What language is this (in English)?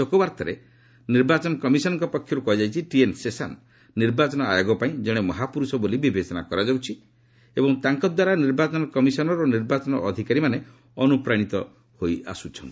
Odia